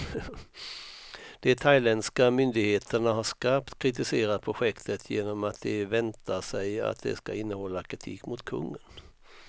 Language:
Swedish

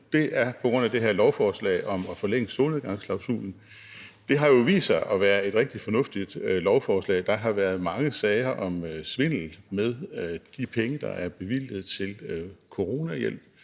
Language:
Danish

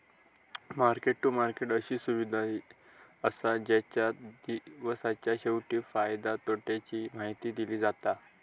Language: Marathi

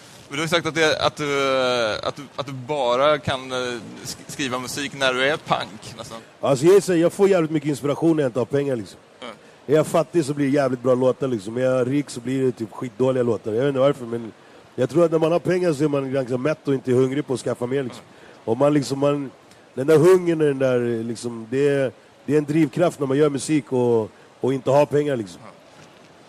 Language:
Swedish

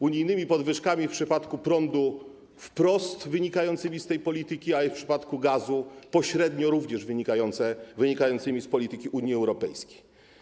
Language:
Polish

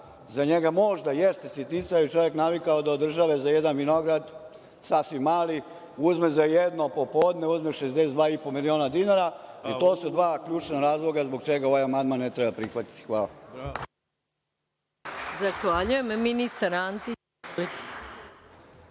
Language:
Serbian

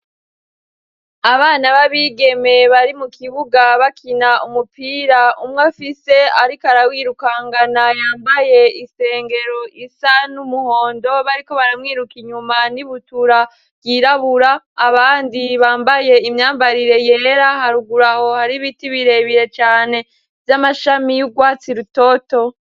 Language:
Rundi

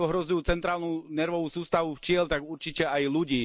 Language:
Slovak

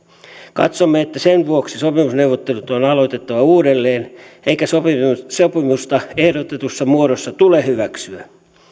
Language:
Finnish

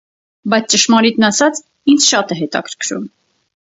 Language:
Armenian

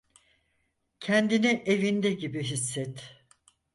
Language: Turkish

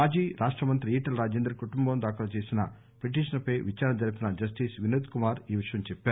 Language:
Telugu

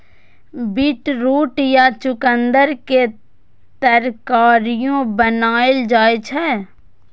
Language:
Maithili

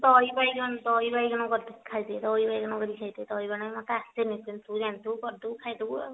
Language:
Odia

